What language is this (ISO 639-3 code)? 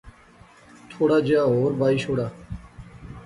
phr